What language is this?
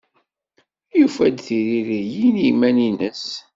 Kabyle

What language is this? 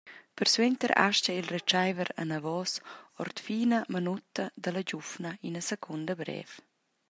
Romansh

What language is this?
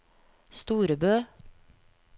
Norwegian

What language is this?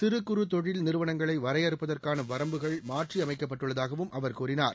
Tamil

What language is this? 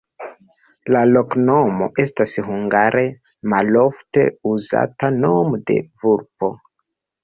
Esperanto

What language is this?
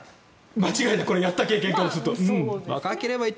Japanese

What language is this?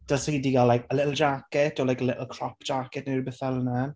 Welsh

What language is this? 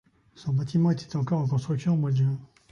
French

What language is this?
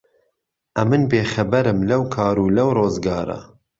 Central Kurdish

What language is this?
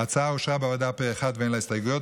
Hebrew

